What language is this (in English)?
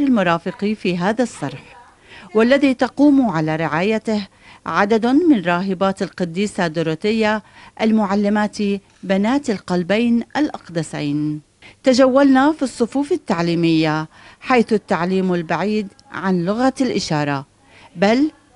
Arabic